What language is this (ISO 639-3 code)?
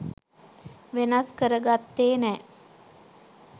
sin